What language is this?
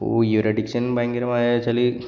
Malayalam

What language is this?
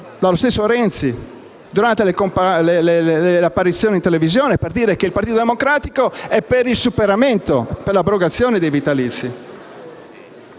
Italian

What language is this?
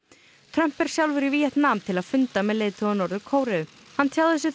Icelandic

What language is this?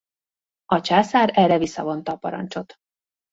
Hungarian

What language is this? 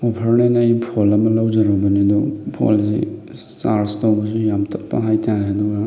Manipuri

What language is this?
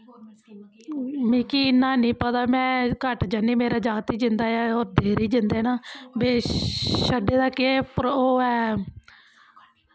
Dogri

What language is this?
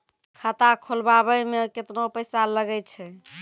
Maithili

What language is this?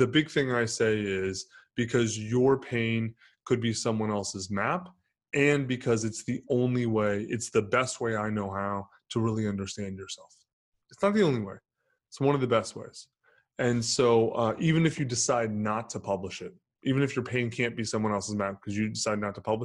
English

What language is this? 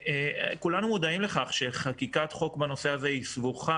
Hebrew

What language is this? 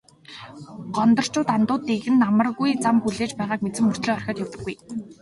Mongolian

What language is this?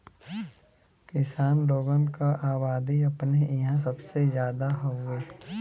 Bhojpuri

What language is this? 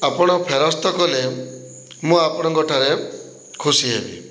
Odia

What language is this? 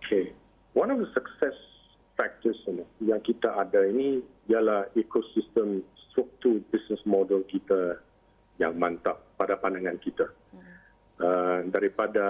Malay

